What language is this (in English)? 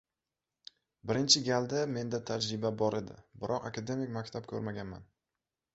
Uzbek